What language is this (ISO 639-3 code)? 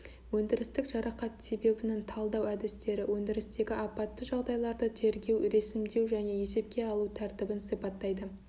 kaz